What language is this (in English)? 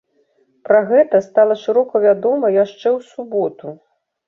Belarusian